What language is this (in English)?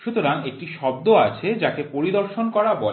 Bangla